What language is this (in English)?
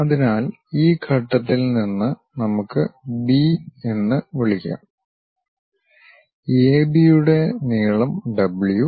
Malayalam